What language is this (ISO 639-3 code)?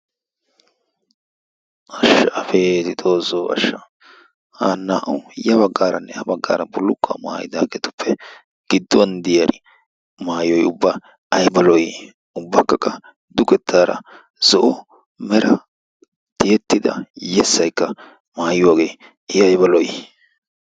wal